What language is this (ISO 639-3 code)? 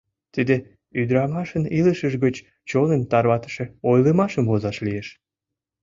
chm